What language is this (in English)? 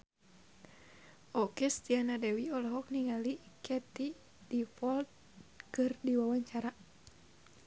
Sundanese